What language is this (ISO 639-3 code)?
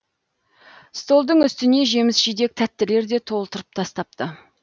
kaz